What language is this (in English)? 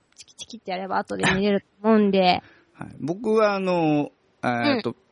Japanese